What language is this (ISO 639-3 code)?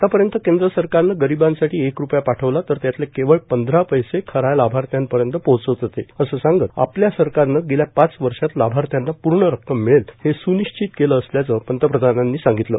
mar